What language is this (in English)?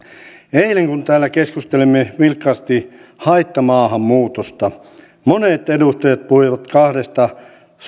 Finnish